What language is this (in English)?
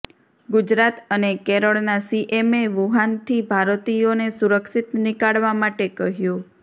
Gujarati